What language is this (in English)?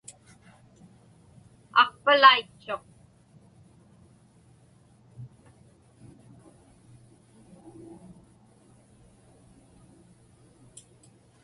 Inupiaq